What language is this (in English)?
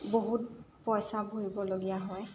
Assamese